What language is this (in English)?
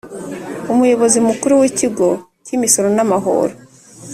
Kinyarwanda